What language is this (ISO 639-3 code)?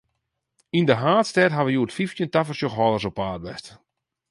fry